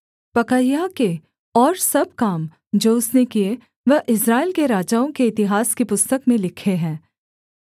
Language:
Hindi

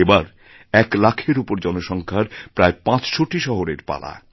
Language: Bangla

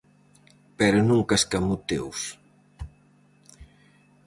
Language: Galician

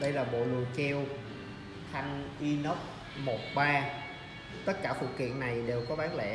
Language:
Vietnamese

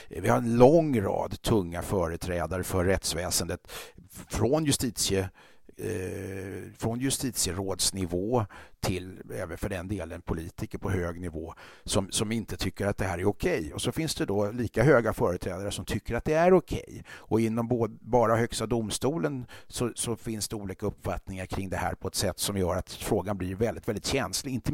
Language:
Swedish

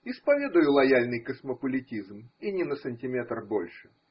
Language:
Russian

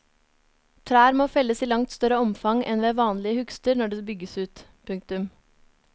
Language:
Norwegian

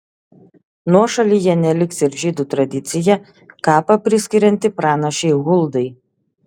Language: Lithuanian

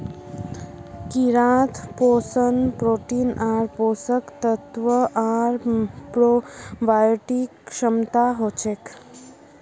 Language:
Magahi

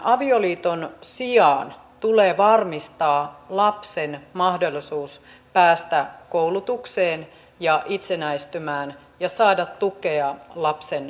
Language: Finnish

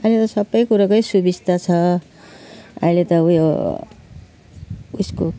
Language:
Nepali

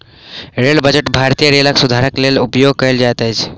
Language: Maithili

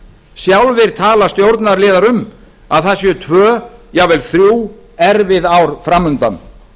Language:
Icelandic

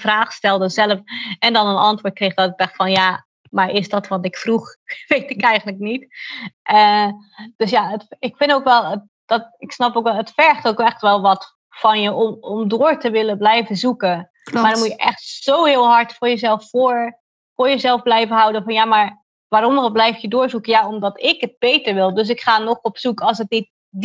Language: Dutch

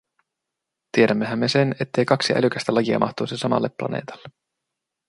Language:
Finnish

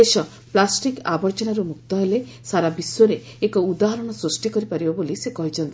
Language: Odia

